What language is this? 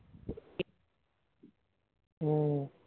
Bangla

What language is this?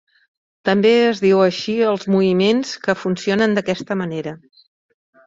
Catalan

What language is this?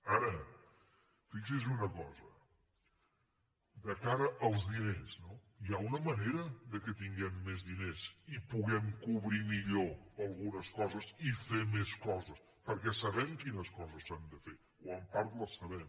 Catalan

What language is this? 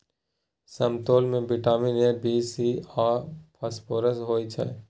Maithili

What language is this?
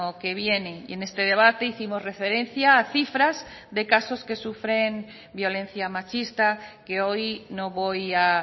Spanish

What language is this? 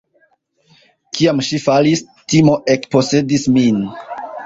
Esperanto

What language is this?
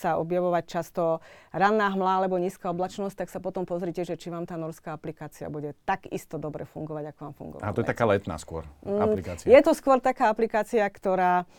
Slovak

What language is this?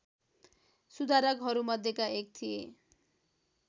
Nepali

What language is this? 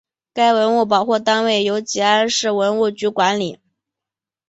Chinese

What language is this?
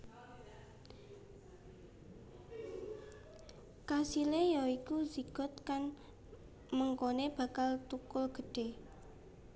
Javanese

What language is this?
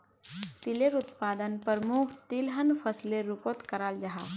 Magahi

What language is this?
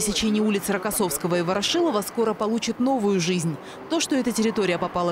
Russian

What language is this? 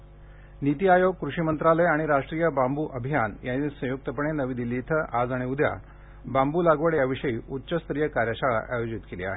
Marathi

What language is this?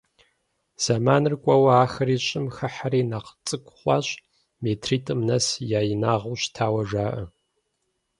Kabardian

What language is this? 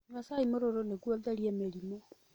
Kikuyu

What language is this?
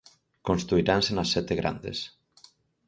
Galician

